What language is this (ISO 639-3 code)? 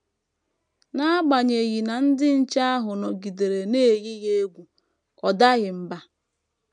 ibo